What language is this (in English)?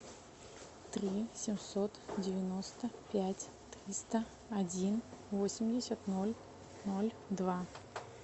Russian